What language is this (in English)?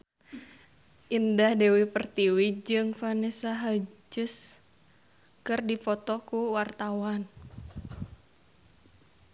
Sundanese